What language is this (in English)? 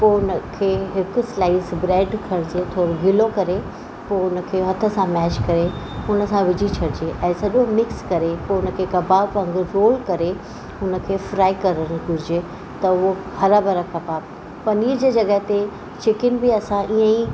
Sindhi